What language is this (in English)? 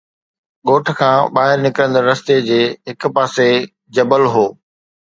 Sindhi